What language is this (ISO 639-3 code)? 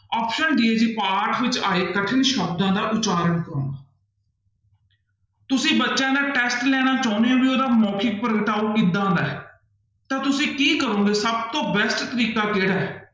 pan